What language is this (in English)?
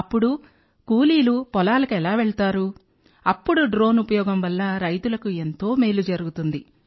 Telugu